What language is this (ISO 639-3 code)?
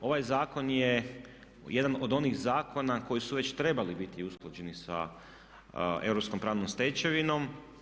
hrv